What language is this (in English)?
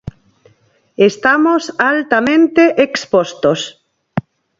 Galician